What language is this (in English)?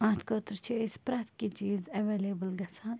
Kashmiri